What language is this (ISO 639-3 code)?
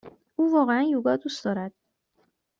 fas